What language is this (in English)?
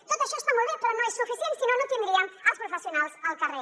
Catalan